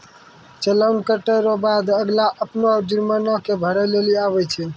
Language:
Maithili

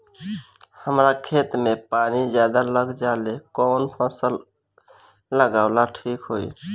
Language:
Bhojpuri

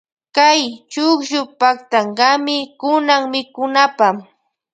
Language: Loja Highland Quichua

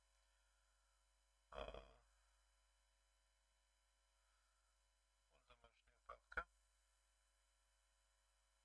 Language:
Russian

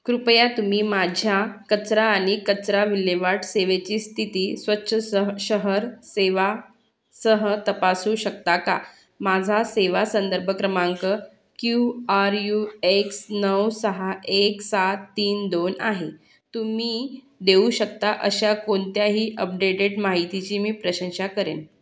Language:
Marathi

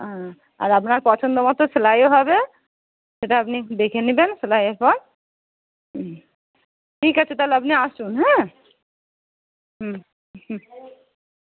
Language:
Bangla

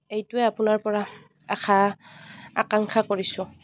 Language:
Assamese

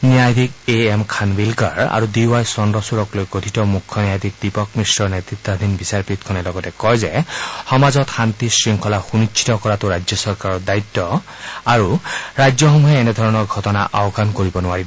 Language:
Assamese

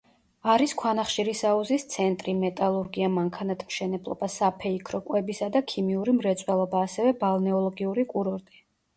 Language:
Georgian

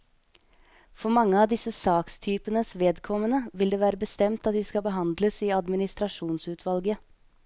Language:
Norwegian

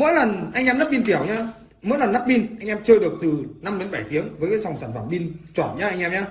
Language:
Vietnamese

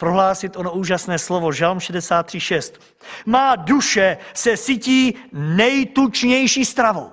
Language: Czech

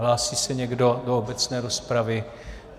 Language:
Czech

